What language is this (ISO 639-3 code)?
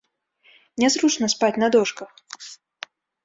bel